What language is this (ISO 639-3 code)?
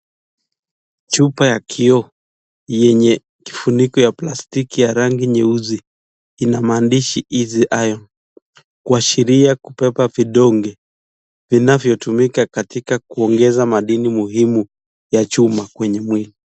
swa